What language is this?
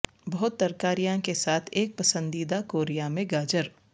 Urdu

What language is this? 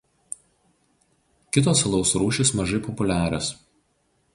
Lithuanian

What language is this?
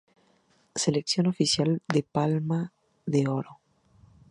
Spanish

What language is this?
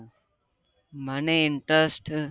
Gujarati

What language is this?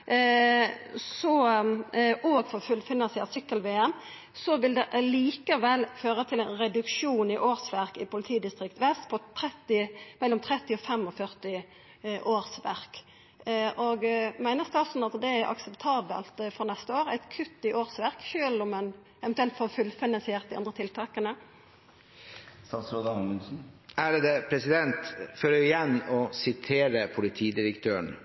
Norwegian Nynorsk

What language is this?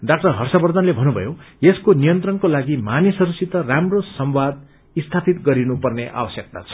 Nepali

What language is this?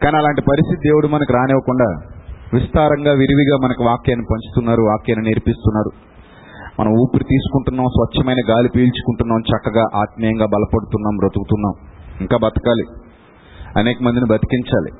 Telugu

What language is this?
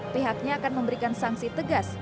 Indonesian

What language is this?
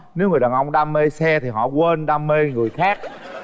Vietnamese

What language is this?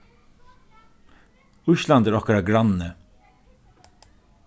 Faroese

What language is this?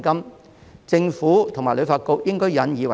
Cantonese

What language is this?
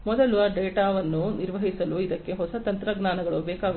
Kannada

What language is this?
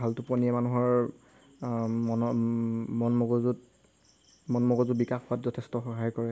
Assamese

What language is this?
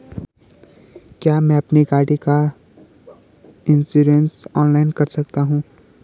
Hindi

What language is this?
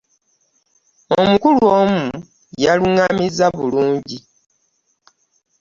Ganda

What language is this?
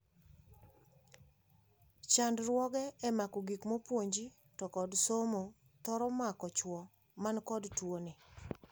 Luo (Kenya and Tanzania)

